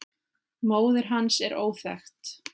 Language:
Icelandic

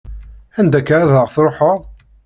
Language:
Kabyle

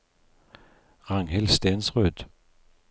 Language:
Norwegian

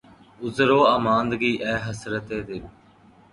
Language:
Urdu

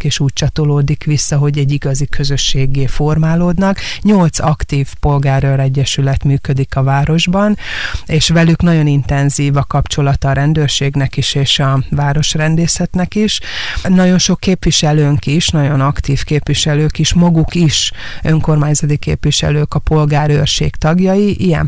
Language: Hungarian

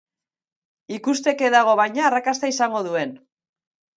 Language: Basque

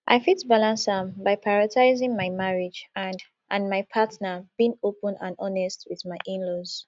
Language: Nigerian Pidgin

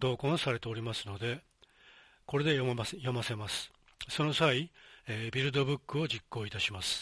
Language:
Japanese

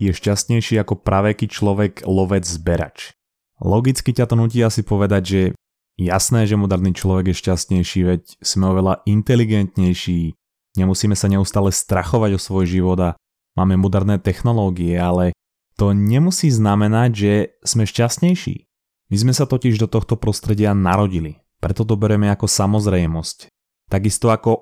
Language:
Slovak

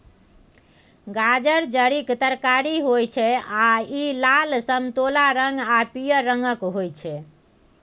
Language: Maithili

